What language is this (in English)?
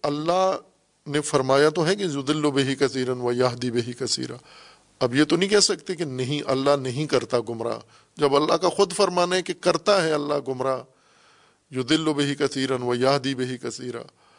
Urdu